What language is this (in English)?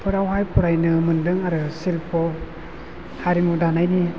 Bodo